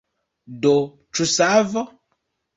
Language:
Esperanto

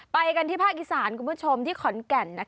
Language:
Thai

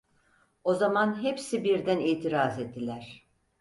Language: Turkish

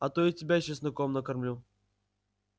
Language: Russian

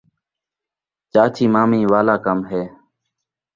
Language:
Saraiki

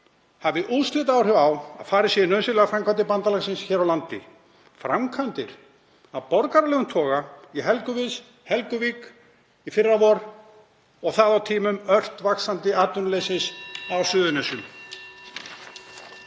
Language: Icelandic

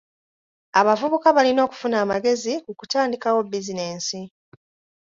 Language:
Ganda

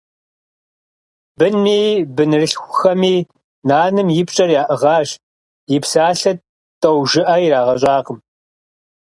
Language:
Kabardian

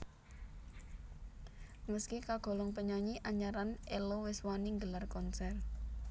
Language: Javanese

